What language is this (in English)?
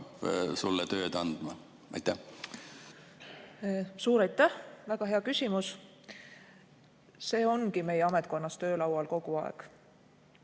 Estonian